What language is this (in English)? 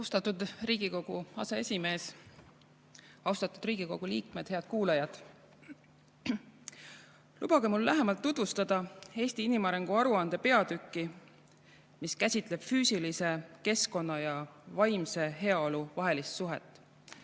Estonian